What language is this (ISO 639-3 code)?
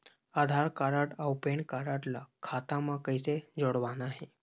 hne